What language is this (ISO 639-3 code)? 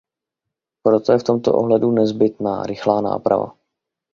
ces